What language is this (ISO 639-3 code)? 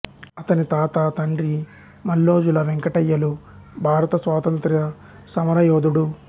tel